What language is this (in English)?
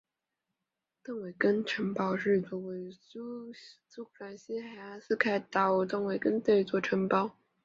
Chinese